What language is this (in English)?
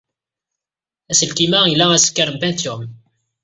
Kabyle